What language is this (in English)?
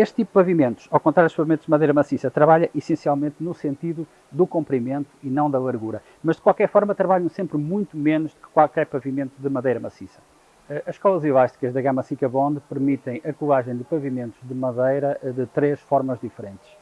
Portuguese